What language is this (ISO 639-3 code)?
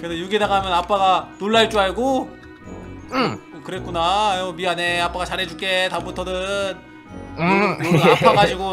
kor